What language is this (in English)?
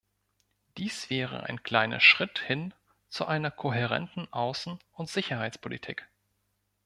German